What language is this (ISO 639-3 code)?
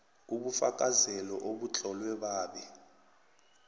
nbl